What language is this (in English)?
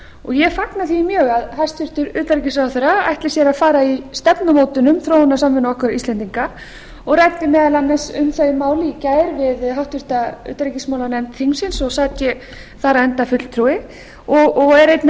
Icelandic